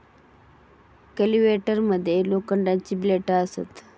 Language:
Marathi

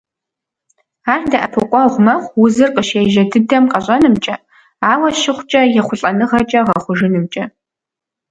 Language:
Kabardian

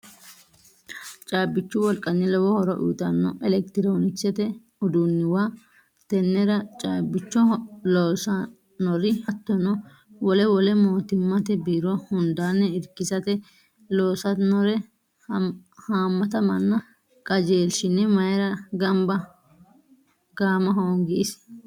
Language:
Sidamo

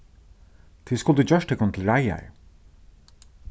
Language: Faroese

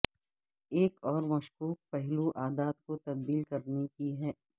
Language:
Urdu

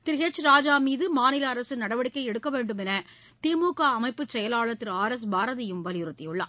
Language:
Tamil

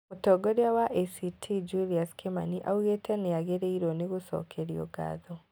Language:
Kikuyu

